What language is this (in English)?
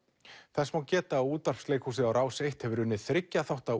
Icelandic